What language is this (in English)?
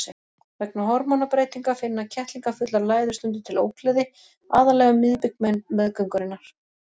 Icelandic